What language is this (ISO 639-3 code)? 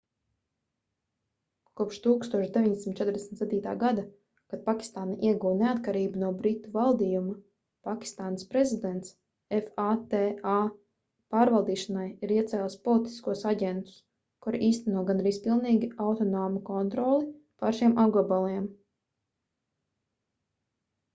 lav